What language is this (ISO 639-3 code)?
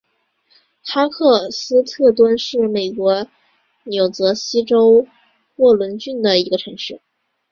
zho